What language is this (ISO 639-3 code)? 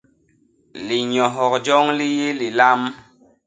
bas